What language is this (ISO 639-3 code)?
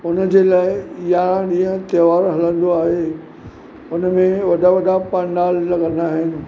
snd